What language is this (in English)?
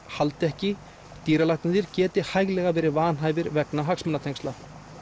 Icelandic